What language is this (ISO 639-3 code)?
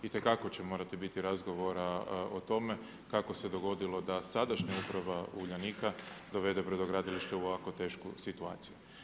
hrv